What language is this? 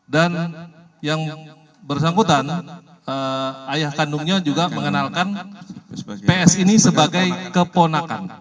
Indonesian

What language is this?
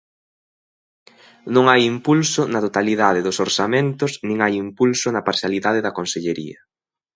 Galician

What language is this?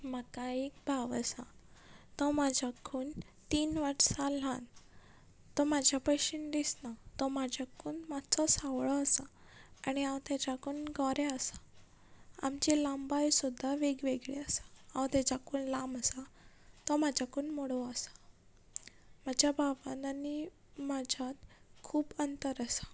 Konkani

